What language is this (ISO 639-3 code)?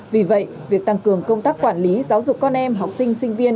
vie